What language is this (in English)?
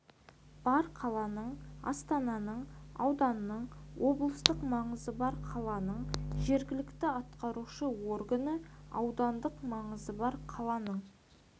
Kazakh